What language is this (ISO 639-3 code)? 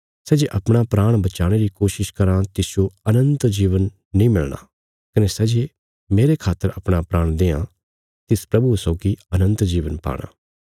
kfs